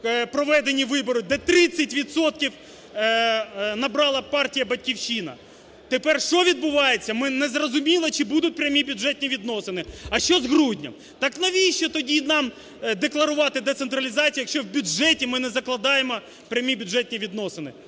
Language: Ukrainian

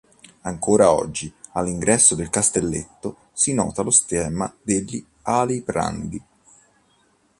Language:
Italian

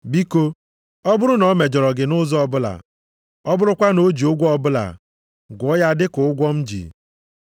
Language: Igbo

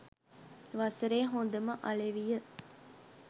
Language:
Sinhala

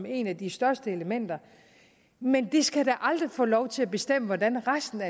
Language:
Danish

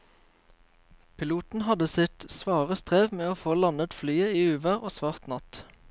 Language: Norwegian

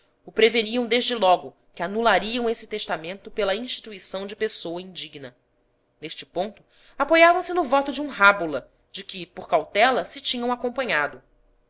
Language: Portuguese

